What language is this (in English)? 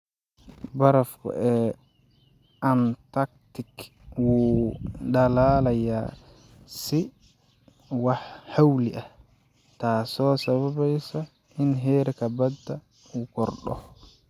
Somali